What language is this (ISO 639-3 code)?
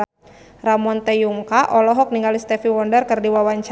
sun